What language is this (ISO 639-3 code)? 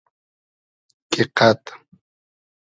haz